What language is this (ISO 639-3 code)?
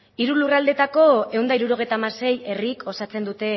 eus